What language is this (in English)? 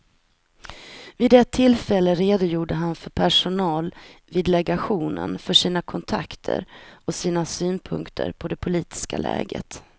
Swedish